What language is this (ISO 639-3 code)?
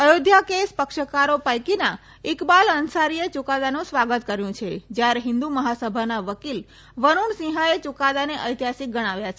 guj